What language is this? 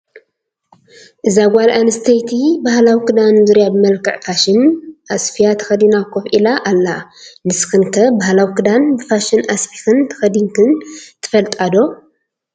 Tigrinya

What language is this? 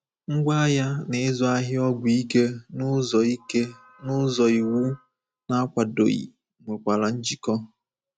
Igbo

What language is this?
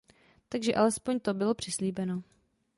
Czech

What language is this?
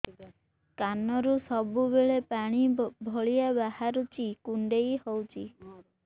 Odia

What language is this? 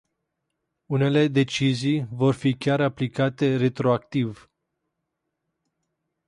Romanian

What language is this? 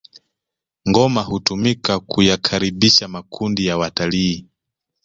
Swahili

